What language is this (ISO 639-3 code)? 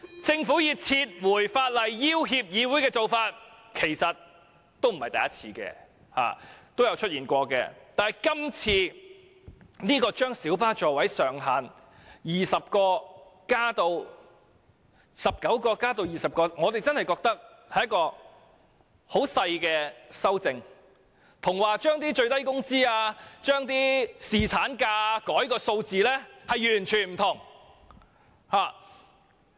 yue